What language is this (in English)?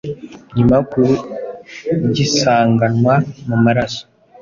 Kinyarwanda